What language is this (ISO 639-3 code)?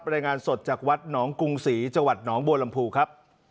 tha